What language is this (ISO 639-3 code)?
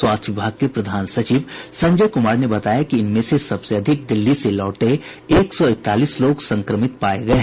hin